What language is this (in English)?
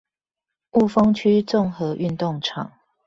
Chinese